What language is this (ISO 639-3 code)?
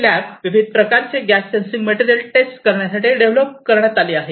mar